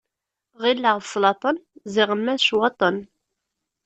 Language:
Kabyle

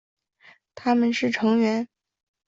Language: Chinese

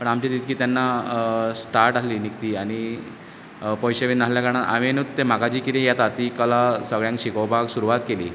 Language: Konkani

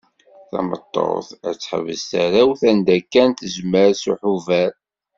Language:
Kabyle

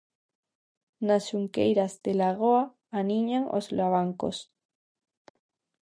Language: Galician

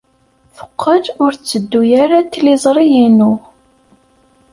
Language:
Kabyle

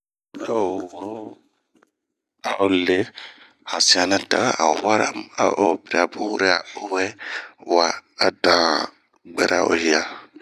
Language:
Bomu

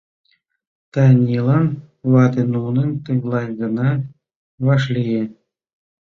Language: Mari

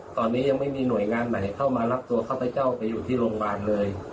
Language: Thai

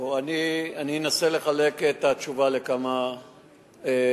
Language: Hebrew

